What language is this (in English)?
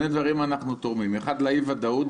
Hebrew